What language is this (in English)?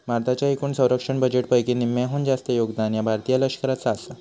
Marathi